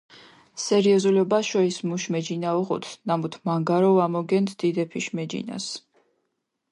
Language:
Mingrelian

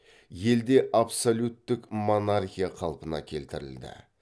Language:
Kazakh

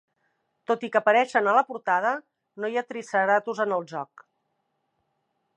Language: Catalan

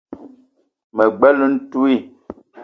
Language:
Eton (Cameroon)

